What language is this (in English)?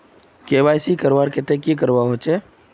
Magahi